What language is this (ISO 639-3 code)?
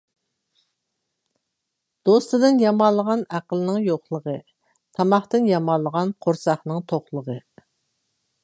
uig